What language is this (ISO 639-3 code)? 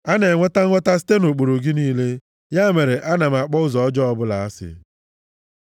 ibo